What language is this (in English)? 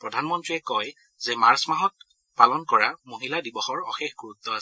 Assamese